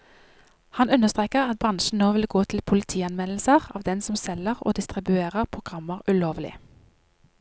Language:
Norwegian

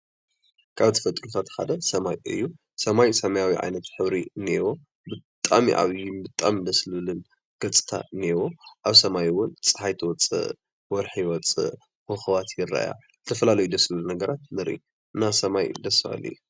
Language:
Tigrinya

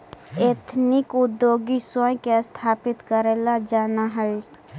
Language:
Magahi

